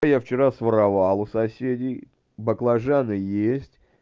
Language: Russian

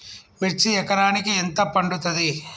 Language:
Telugu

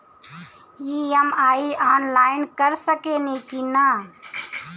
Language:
Bhojpuri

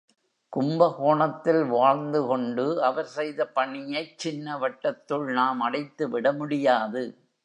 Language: Tamil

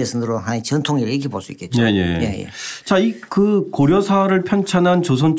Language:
Korean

